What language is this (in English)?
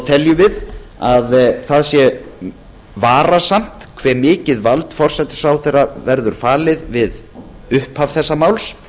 Icelandic